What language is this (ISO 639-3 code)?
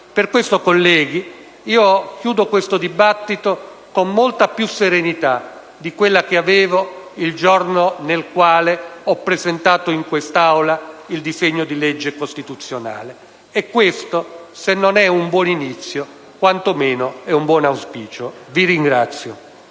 ita